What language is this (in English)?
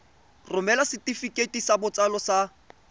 Tswana